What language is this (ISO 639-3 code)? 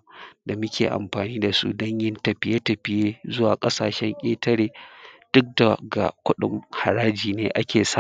hau